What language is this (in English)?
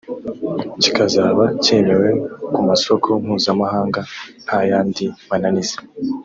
Kinyarwanda